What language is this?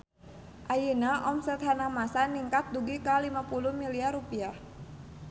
Sundanese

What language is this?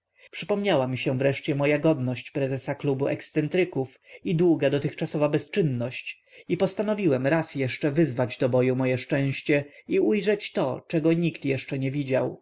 Polish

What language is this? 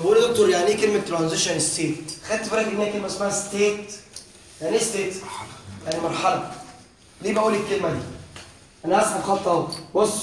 Arabic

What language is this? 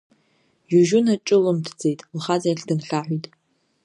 Abkhazian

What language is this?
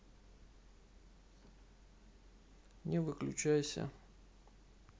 Russian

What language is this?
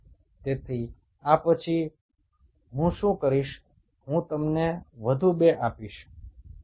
Bangla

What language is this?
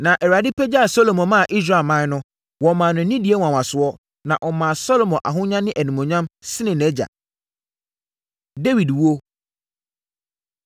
Akan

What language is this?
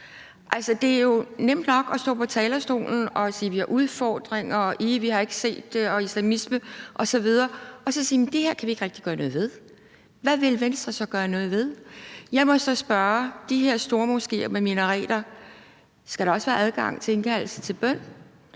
Danish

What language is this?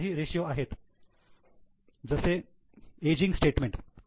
Marathi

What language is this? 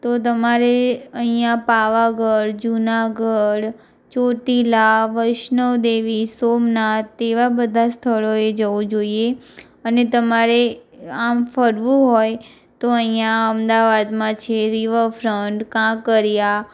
Gujarati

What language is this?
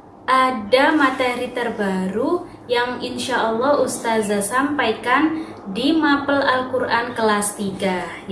Indonesian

